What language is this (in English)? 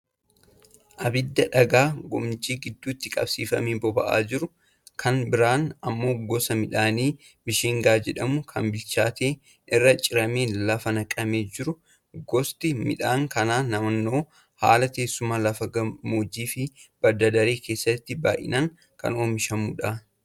Oromo